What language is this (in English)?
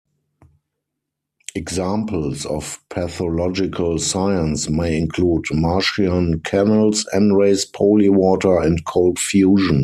English